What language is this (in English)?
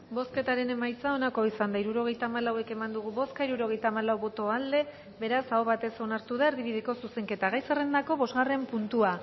Basque